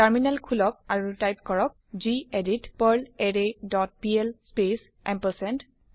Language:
Assamese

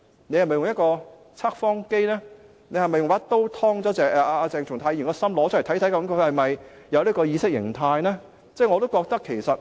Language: Cantonese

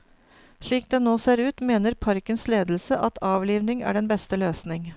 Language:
Norwegian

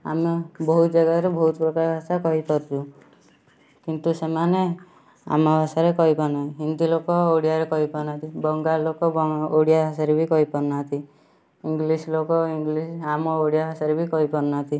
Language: Odia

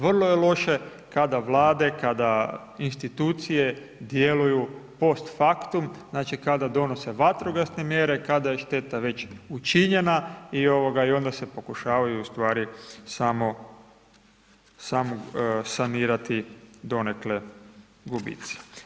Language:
Croatian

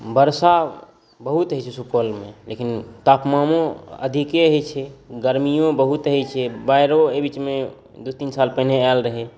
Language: Maithili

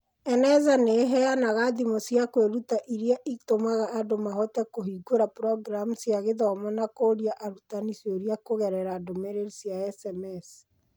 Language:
Kikuyu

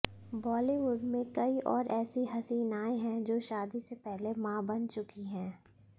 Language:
Hindi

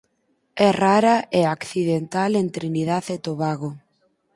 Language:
Galician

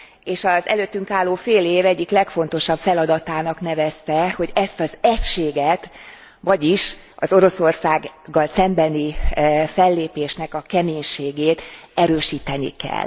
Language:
Hungarian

